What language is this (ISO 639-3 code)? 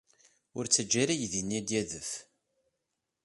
kab